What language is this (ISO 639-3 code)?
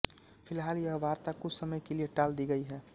hin